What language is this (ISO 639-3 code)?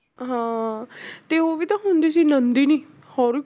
pan